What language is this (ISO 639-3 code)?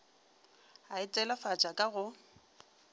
nso